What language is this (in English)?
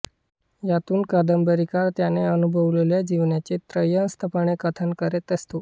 Marathi